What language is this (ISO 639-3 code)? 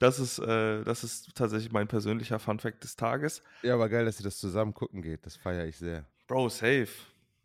deu